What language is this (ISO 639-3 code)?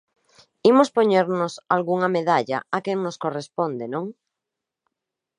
glg